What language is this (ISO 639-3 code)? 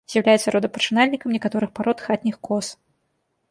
bel